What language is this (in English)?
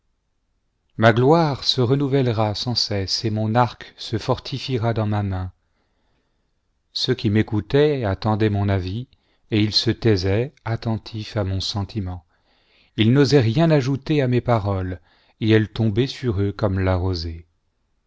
French